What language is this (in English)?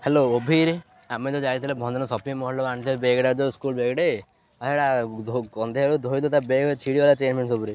Odia